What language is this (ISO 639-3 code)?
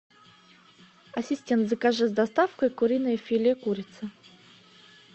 rus